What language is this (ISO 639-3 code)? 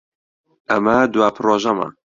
ckb